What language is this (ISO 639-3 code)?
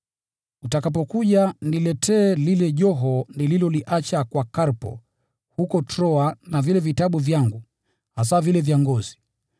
swa